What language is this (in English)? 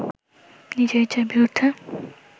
Bangla